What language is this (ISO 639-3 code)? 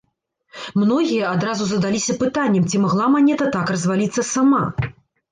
bel